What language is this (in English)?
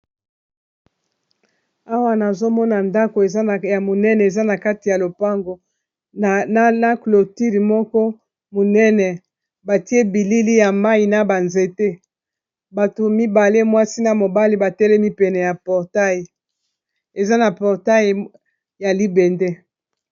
Lingala